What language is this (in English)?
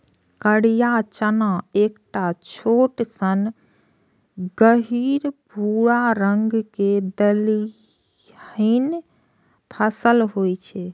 Maithili